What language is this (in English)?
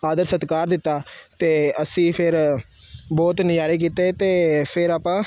Punjabi